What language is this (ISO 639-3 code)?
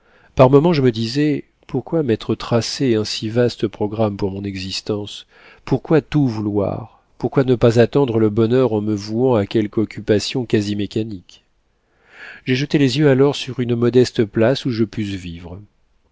fra